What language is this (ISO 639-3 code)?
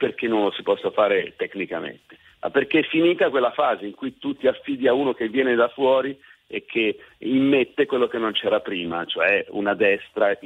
ita